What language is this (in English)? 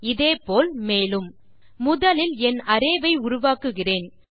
Tamil